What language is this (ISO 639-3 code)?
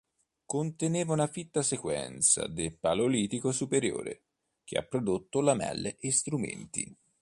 ita